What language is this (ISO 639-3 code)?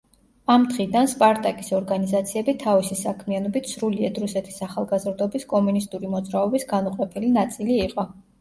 kat